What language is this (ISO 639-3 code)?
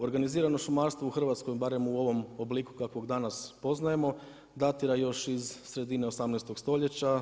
hrv